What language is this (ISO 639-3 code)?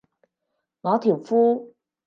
yue